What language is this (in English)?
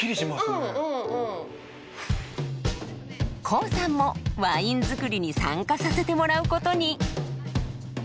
Japanese